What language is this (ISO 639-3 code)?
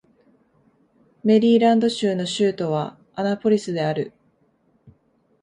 jpn